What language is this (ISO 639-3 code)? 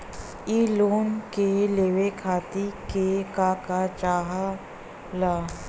bho